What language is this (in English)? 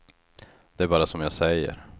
Swedish